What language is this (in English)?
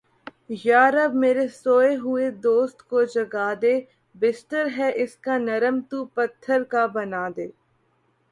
Urdu